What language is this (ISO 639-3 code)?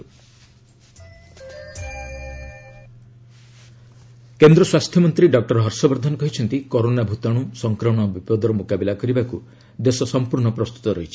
ori